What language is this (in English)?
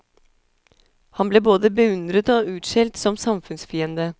Norwegian